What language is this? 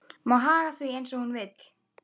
Icelandic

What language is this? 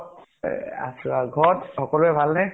Assamese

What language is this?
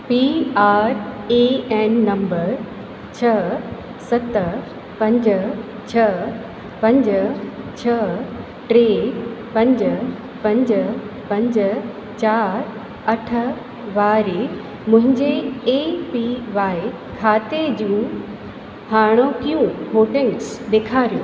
Sindhi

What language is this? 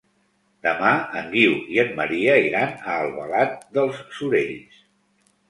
Catalan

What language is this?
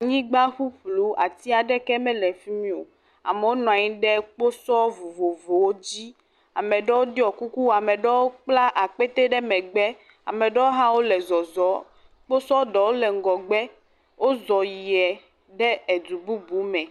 Ewe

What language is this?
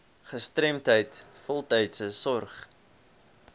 Afrikaans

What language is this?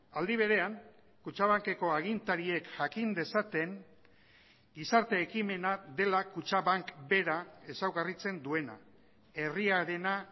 Basque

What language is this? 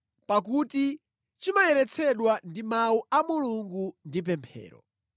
Nyanja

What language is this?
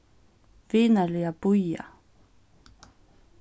Faroese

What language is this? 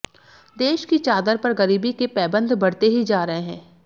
Hindi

